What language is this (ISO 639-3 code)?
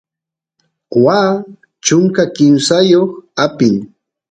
qus